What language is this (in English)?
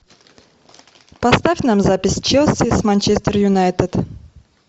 Russian